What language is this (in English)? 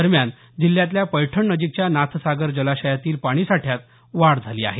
Marathi